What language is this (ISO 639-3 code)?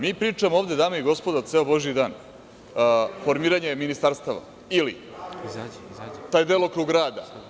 srp